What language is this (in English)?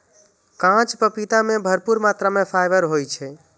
Maithili